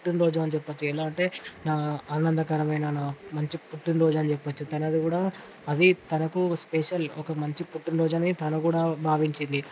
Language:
Telugu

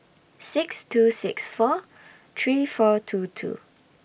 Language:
English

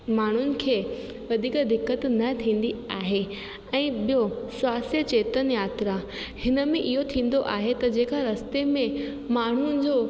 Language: Sindhi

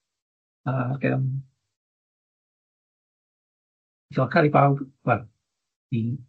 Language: Welsh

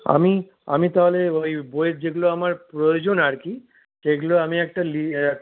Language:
Bangla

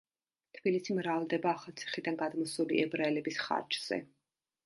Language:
Georgian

